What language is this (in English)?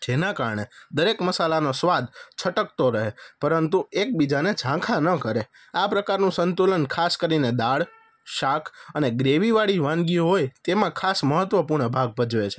Gujarati